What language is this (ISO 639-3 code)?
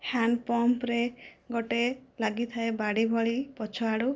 ori